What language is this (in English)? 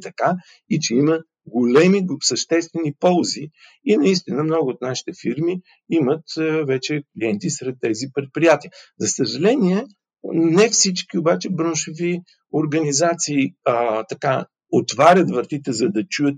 Bulgarian